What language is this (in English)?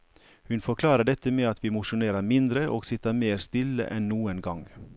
Norwegian